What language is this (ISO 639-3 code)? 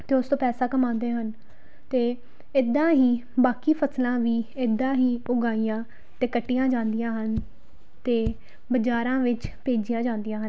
pan